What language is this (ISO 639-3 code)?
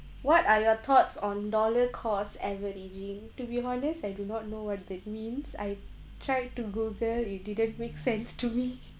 eng